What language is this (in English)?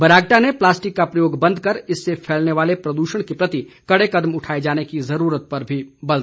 Hindi